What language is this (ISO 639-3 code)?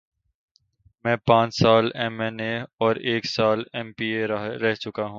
urd